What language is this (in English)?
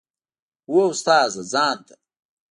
Pashto